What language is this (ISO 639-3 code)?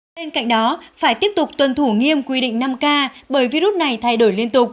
vie